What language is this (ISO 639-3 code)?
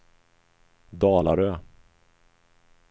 swe